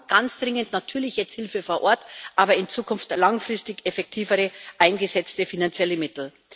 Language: German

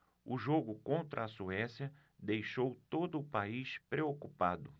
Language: Portuguese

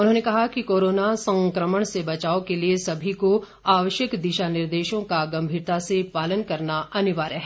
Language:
Hindi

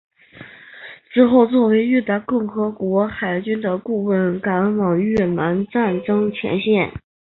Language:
Chinese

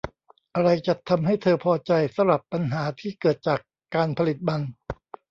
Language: Thai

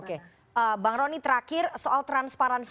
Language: Indonesian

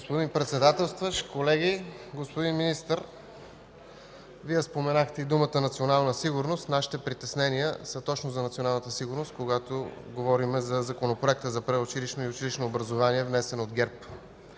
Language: Bulgarian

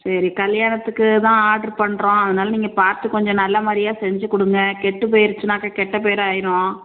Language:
Tamil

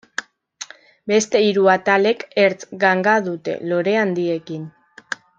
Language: Basque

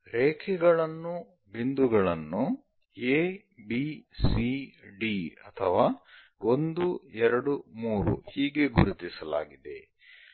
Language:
Kannada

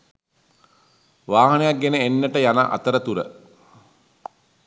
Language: Sinhala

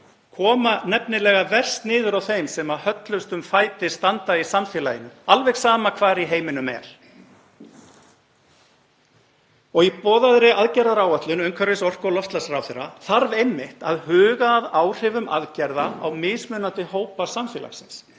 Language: Icelandic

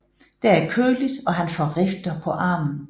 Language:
Danish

